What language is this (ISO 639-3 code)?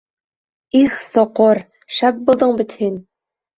bak